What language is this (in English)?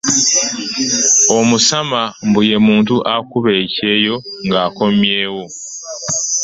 Ganda